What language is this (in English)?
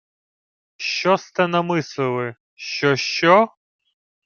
Ukrainian